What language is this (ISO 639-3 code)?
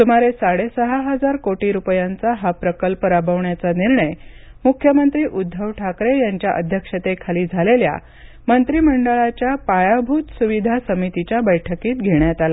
mar